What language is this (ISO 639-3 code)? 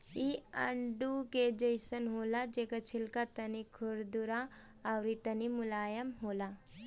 bho